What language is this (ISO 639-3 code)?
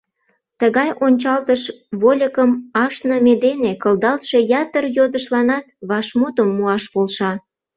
chm